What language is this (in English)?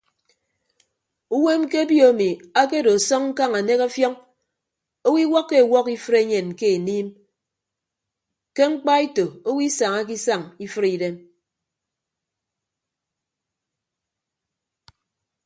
Ibibio